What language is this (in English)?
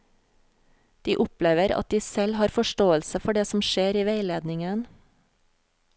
Norwegian